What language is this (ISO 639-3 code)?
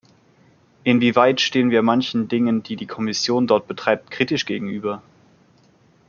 deu